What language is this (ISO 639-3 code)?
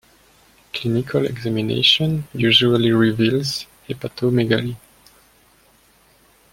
eng